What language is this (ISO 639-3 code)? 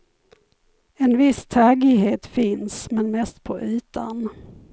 swe